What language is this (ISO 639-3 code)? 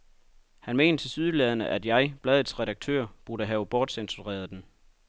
dan